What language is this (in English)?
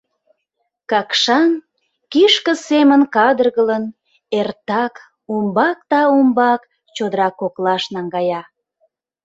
Mari